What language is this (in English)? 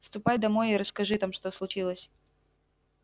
Russian